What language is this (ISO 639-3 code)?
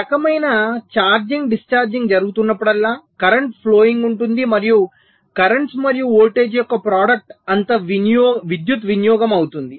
tel